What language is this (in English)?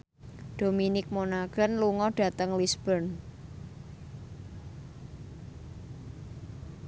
Javanese